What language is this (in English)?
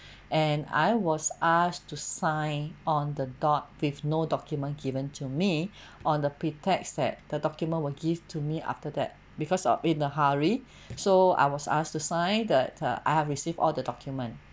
English